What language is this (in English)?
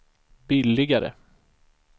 Swedish